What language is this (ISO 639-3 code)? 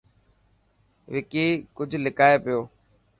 mki